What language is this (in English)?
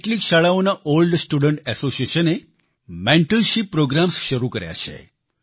Gujarati